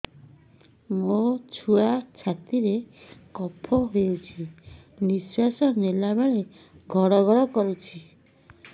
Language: Odia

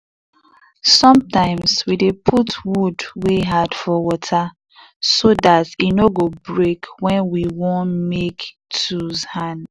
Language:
Nigerian Pidgin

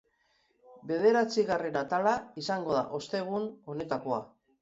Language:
Basque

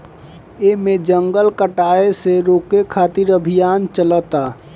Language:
Bhojpuri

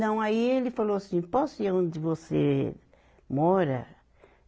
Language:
Portuguese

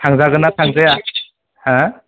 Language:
Bodo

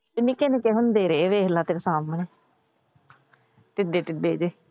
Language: Punjabi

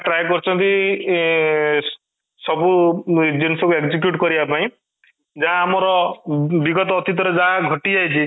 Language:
Odia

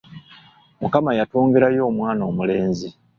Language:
Ganda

